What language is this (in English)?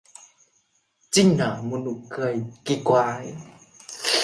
Vietnamese